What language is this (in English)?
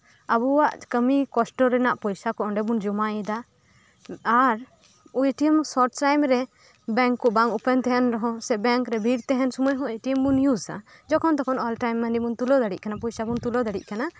Santali